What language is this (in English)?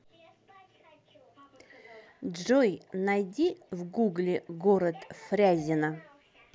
Russian